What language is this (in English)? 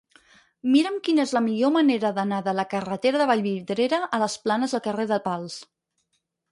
Catalan